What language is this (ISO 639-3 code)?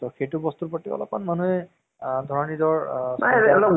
asm